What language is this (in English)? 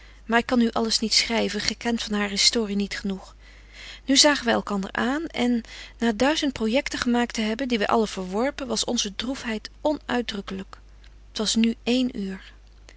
Dutch